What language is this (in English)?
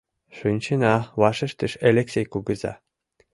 Mari